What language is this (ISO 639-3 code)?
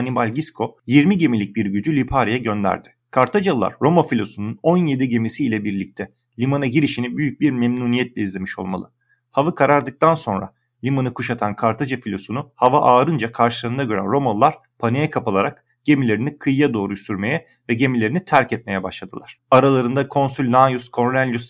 tur